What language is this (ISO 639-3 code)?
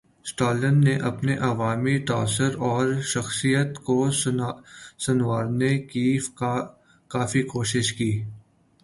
urd